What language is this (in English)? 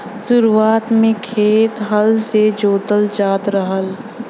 Bhojpuri